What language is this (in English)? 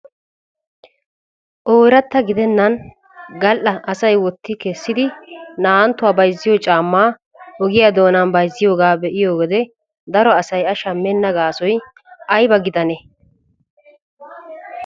Wolaytta